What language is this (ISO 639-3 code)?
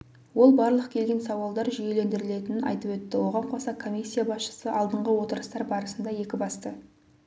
kaz